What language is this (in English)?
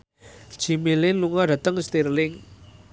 Javanese